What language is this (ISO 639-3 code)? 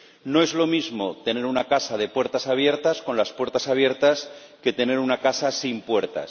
spa